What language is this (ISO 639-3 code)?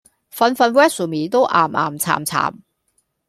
yue